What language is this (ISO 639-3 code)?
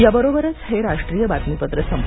mar